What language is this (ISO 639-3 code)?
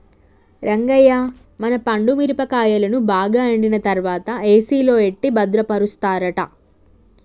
tel